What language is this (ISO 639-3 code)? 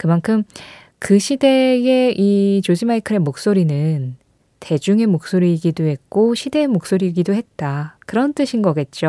kor